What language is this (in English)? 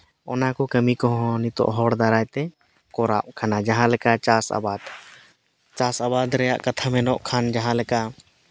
Santali